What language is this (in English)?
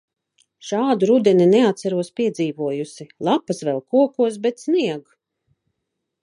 Latvian